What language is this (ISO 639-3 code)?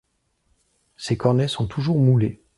fra